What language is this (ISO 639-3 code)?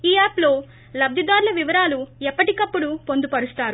tel